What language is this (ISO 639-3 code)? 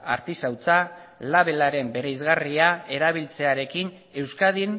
eus